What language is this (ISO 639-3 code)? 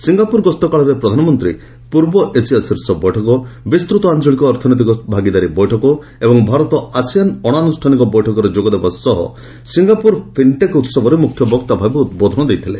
ori